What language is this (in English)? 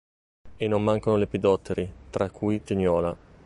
Italian